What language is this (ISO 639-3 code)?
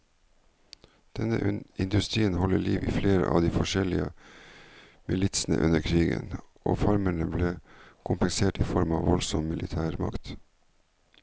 nor